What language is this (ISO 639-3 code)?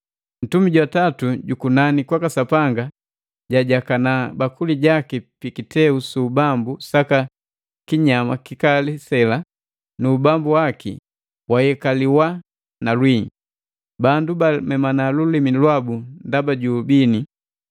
mgv